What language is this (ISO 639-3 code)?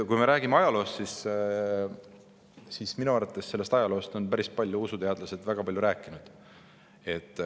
est